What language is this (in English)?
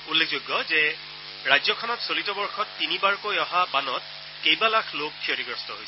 Assamese